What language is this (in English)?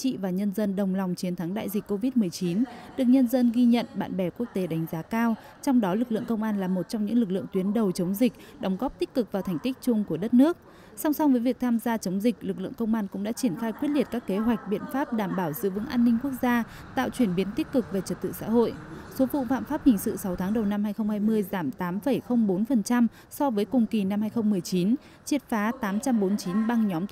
Vietnamese